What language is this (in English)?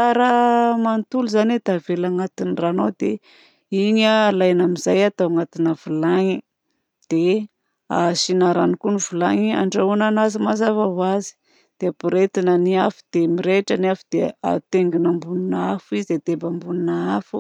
Southern Betsimisaraka Malagasy